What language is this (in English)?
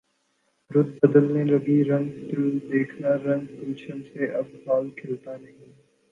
Urdu